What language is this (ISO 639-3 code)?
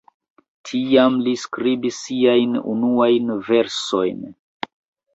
epo